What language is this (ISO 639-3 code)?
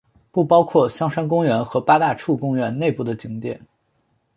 zho